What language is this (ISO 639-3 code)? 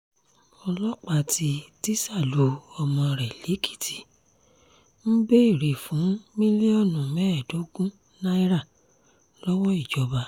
yor